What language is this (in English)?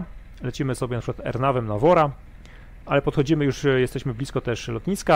Polish